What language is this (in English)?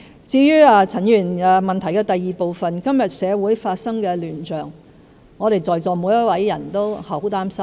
Cantonese